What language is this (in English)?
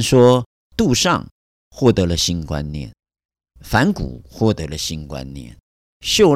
Chinese